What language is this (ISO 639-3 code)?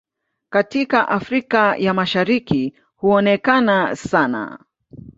swa